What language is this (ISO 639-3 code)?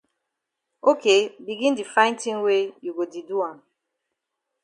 wes